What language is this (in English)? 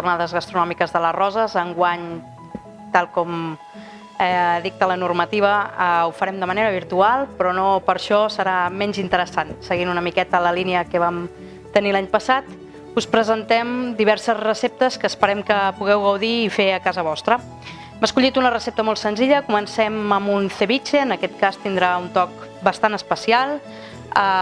Catalan